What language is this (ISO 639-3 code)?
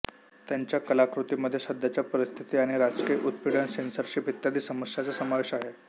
mar